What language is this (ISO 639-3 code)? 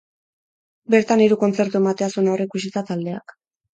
eus